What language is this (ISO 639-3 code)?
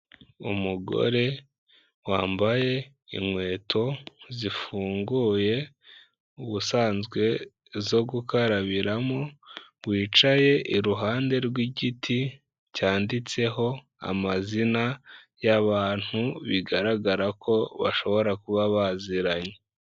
kin